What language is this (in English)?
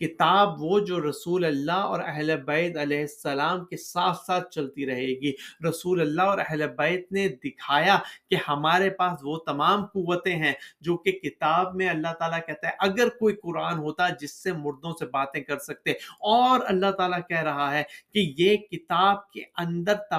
Urdu